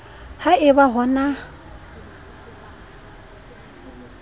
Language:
Southern Sotho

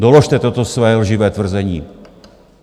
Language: Czech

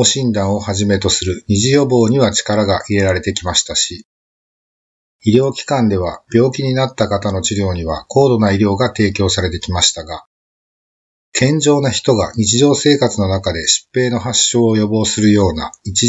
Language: Japanese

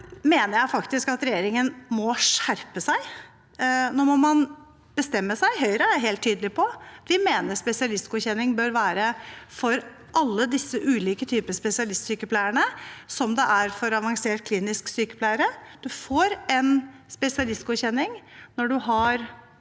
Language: Norwegian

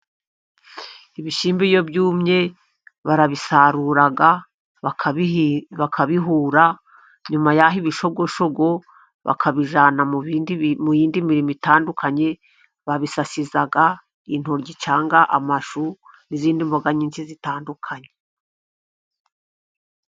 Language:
Kinyarwanda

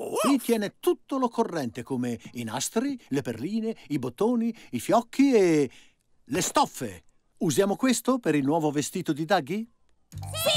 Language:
Italian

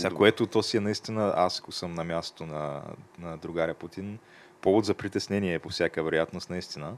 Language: Bulgarian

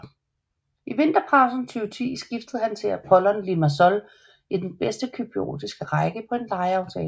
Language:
Danish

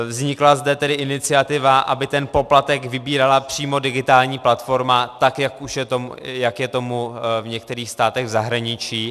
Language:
Czech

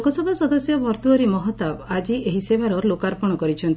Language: Odia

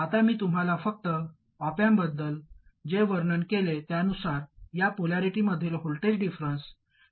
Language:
Marathi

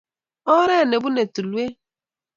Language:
Kalenjin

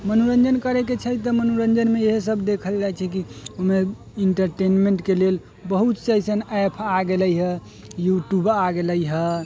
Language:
Maithili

